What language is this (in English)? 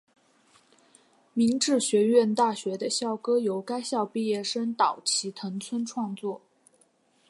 Chinese